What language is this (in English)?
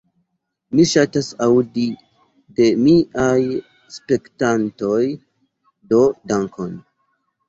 Esperanto